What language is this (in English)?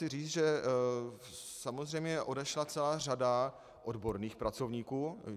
Czech